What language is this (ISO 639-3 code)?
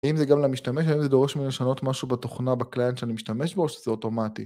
heb